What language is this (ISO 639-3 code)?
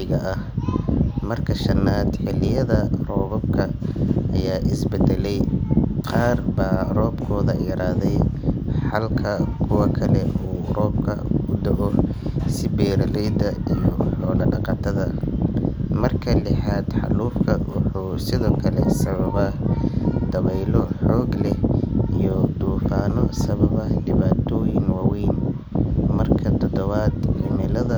som